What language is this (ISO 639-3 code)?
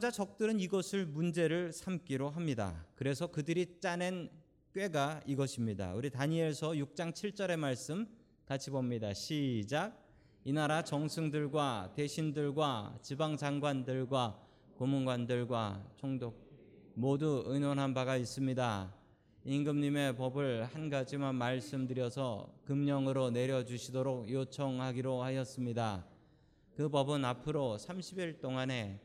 kor